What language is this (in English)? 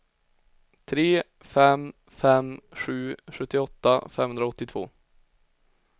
Swedish